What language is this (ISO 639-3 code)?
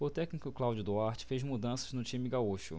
por